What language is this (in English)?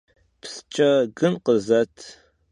Kabardian